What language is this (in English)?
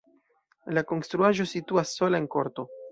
Esperanto